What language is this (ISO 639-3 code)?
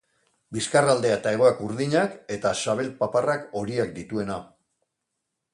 eus